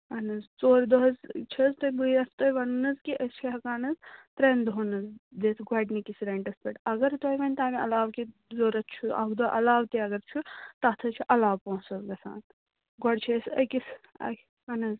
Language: Kashmiri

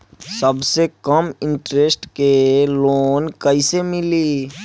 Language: Bhojpuri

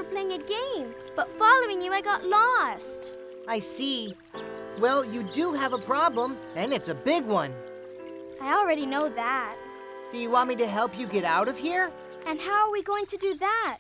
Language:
English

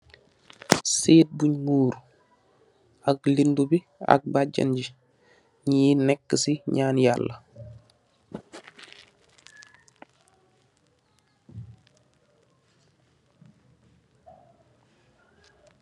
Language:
Wolof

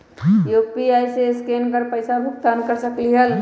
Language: Magahi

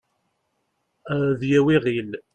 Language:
Kabyle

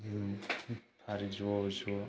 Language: Bodo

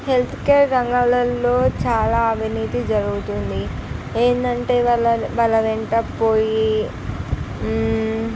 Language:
Telugu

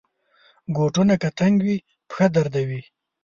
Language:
Pashto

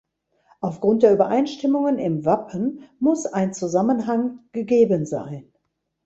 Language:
German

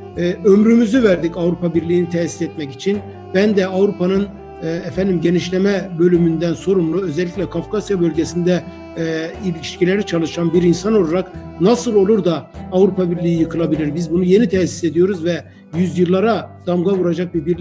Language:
Turkish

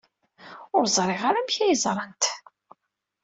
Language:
Kabyle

